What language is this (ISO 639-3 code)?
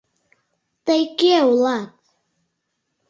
chm